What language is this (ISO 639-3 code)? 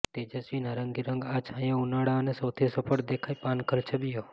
guj